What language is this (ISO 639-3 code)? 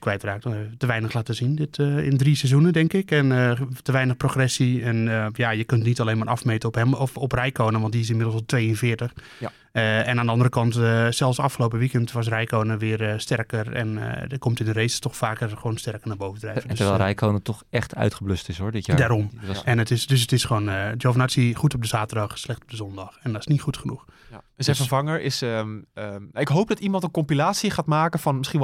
nld